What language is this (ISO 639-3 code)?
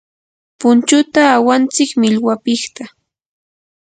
qur